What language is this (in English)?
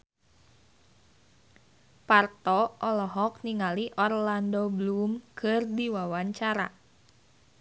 Sundanese